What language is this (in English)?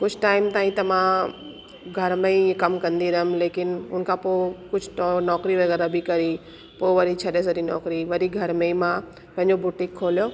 Sindhi